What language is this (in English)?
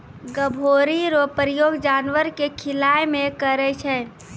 Maithili